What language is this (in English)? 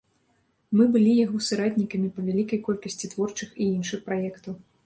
Belarusian